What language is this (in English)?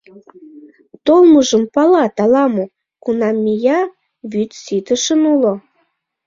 Mari